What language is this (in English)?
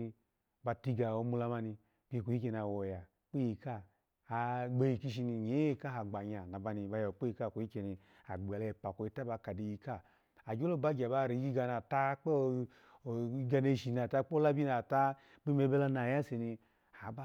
Alago